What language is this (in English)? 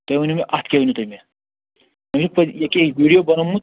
Kashmiri